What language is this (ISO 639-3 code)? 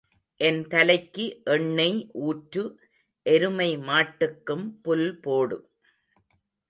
tam